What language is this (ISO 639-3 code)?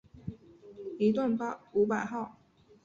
zho